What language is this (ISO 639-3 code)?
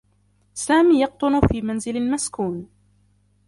ara